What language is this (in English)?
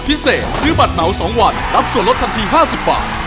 Thai